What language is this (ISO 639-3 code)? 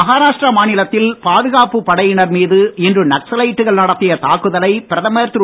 tam